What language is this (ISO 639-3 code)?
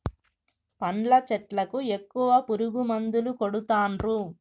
tel